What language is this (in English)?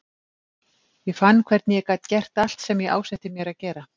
Icelandic